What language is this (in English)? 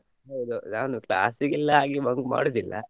Kannada